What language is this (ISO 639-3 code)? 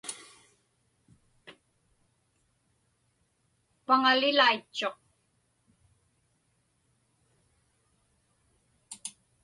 ipk